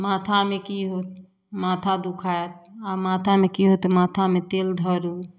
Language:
Maithili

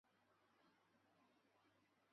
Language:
Chinese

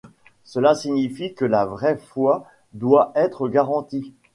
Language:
French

